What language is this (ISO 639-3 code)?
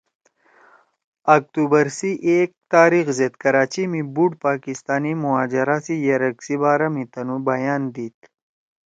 trw